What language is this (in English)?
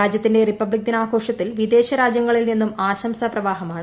Malayalam